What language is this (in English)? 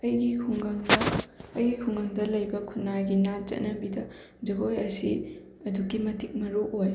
Manipuri